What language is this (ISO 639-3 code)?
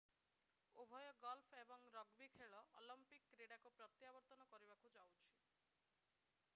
ori